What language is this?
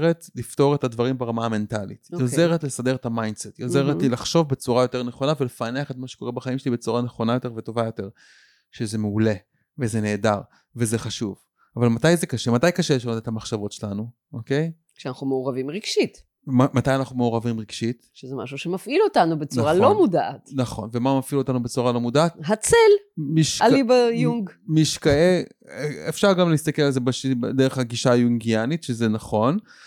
Hebrew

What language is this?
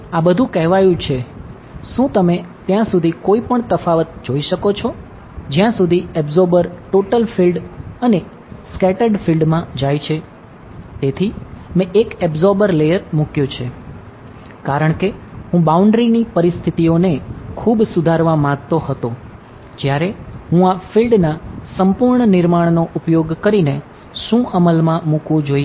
Gujarati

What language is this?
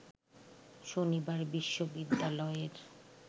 Bangla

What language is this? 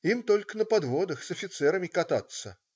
Russian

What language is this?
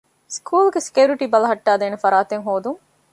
Divehi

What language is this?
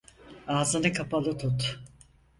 Turkish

